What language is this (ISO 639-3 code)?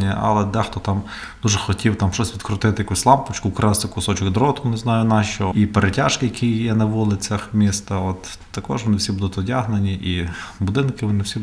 ukr